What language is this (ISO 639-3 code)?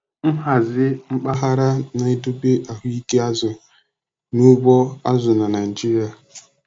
ibo